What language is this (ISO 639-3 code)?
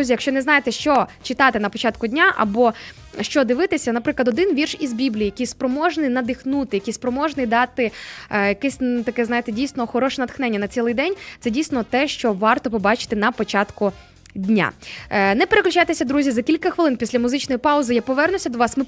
ukr